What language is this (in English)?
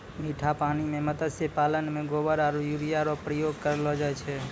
Maithili